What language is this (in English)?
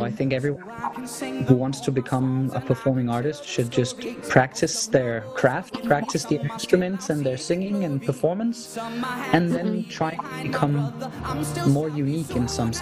Filipino